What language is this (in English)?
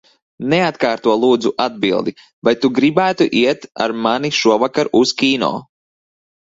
Latvian